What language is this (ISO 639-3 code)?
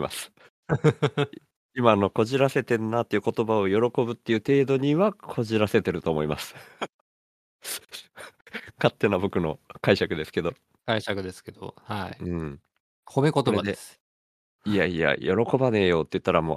jpn